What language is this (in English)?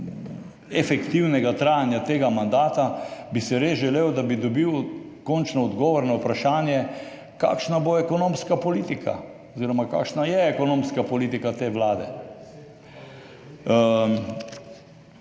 Slovenian